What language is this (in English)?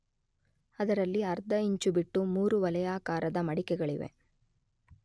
Kannada